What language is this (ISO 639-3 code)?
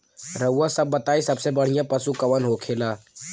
bho